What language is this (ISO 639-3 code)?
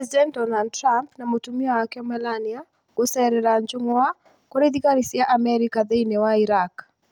kik